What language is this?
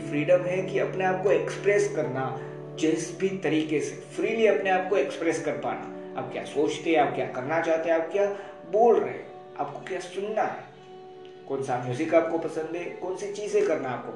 Hindi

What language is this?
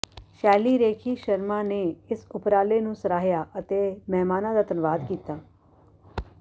Punjabi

